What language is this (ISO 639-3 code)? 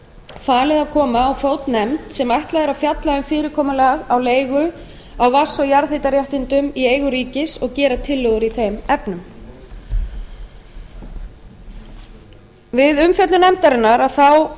isl